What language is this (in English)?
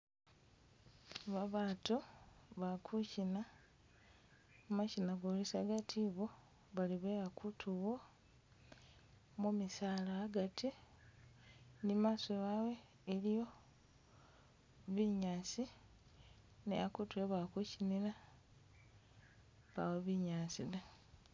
Masaaba